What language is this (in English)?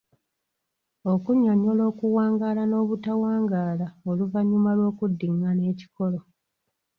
Ganda